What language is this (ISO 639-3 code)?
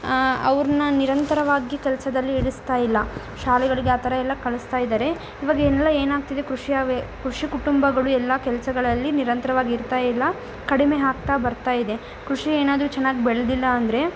kan